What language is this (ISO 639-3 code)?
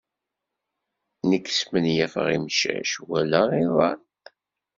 kab